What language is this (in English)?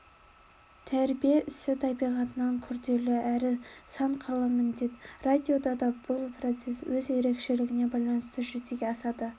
Kazakh